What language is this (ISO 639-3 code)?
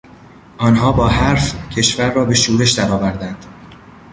fas